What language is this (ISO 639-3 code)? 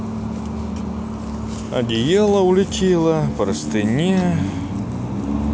rus